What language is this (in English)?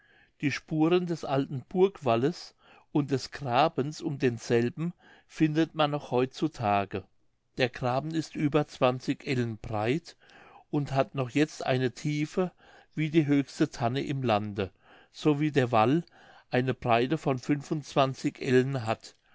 German